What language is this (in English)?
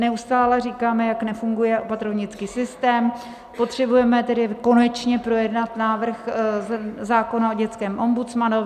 Czech